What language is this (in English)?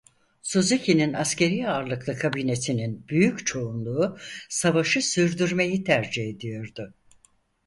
Turkish